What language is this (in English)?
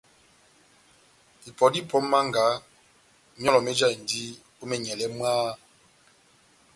Batanga